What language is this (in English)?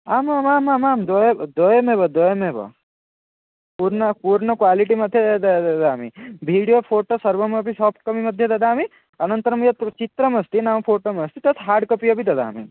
Sanskrit